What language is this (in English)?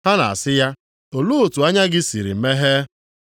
Igbo